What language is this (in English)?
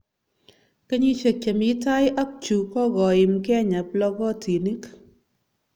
Kalenjin